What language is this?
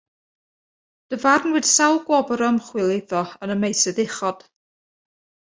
Welsh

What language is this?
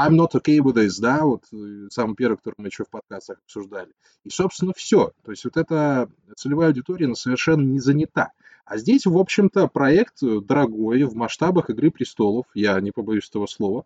Russian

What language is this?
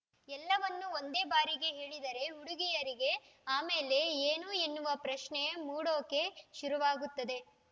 Kannada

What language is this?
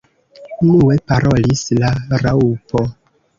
Esperanto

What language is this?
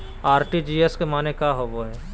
Magahi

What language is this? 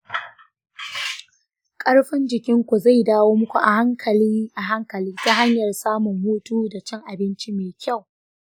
Hausa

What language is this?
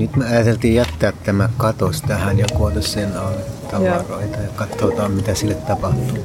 Finnish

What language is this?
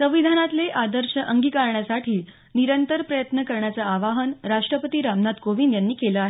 Marathi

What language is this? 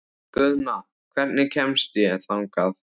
Icelandic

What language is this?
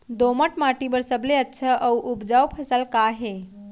Chhattisgarhi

